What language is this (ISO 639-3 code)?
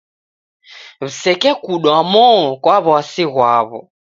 dav